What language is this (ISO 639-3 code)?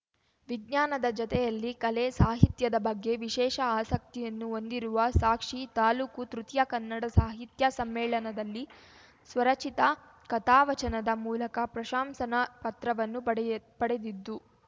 kan